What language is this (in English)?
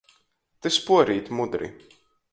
Latgalian